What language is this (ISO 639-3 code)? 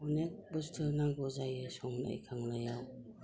brx